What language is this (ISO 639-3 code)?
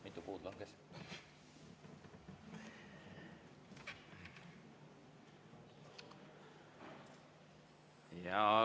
est